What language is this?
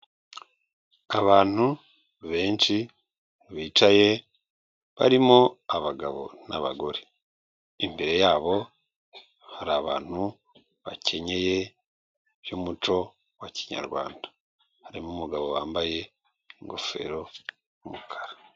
Kinyarwanda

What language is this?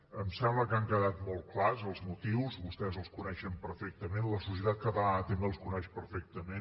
Catalan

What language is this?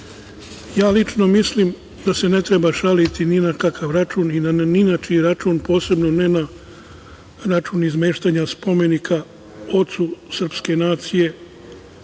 Serbian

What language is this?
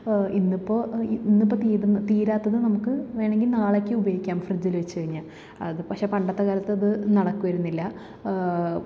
Malayalam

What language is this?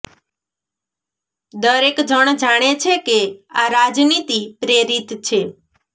Gujarati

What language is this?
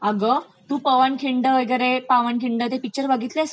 Marathi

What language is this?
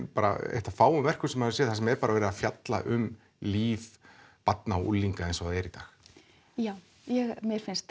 Icelandic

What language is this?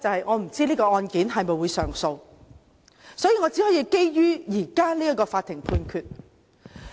Cantonese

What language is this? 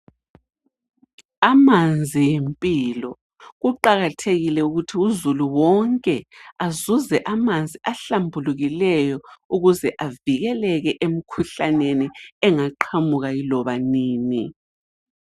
North Ndebele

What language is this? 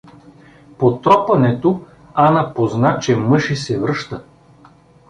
Bulgarian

